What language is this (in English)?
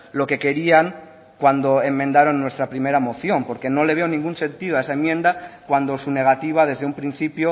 Spanish